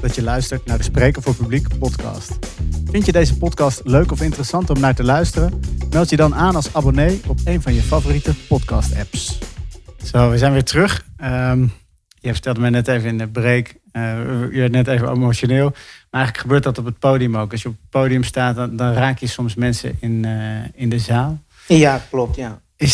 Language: Dutch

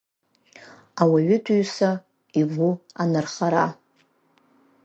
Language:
Abkhazian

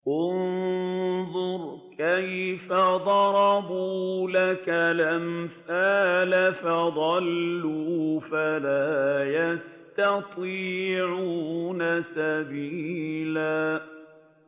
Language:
Arabic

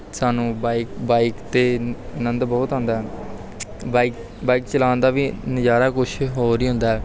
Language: Punjabi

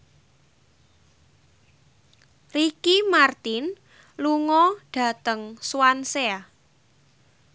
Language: Javanese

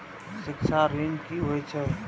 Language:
Maithili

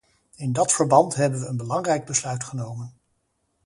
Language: Dutch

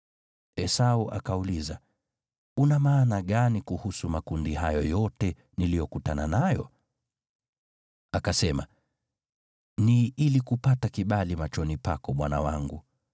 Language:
Swahili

